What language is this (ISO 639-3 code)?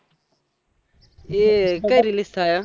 guj